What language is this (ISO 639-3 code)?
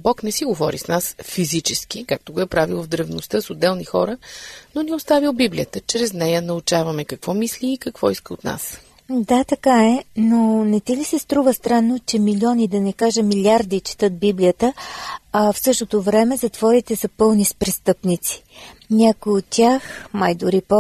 bul